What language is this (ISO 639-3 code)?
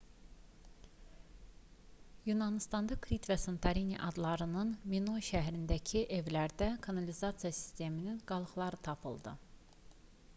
aze